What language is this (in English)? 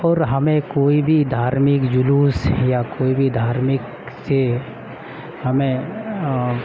Urdu